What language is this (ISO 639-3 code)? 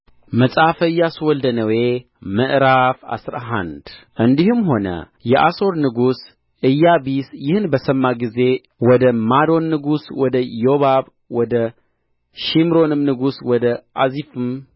amh